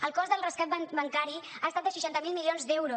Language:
Catalan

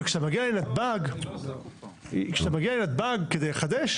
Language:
Hebrew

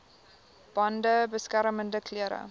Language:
Afrikaans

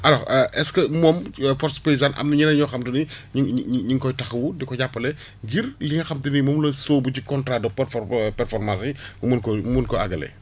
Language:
Wolof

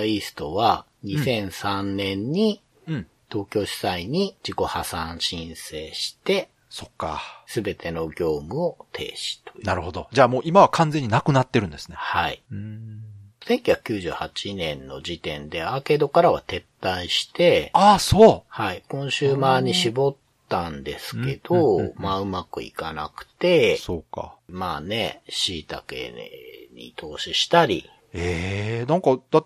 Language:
Japanese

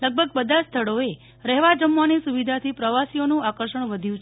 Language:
Gujarati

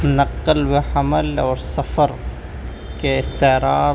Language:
Urdu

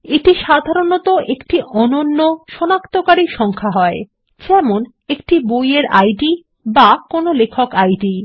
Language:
Bangla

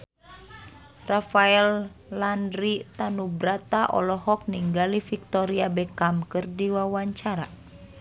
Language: Sundanese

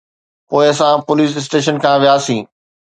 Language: Sindhi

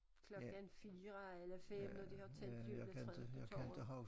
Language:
Danish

